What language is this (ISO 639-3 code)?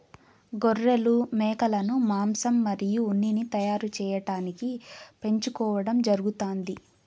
tel